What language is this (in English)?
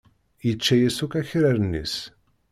Kabyle